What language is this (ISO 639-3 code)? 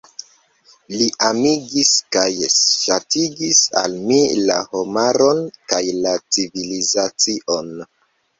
epo